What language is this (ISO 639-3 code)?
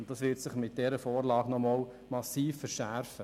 gsw